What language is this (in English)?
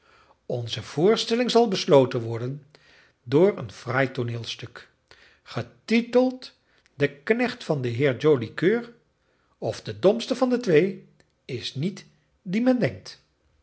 Dutch